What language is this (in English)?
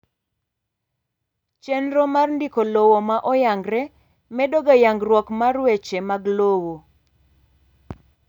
Luo (Kenya and Tanzania)